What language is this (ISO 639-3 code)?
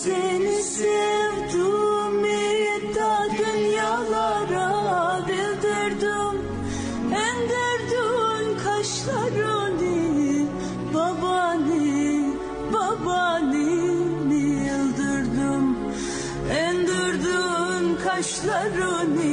tur